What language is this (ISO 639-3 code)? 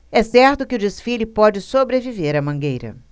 por